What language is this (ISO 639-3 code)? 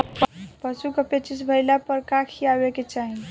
bho